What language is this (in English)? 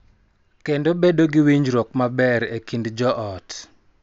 Luo (Kenya and Tanzania)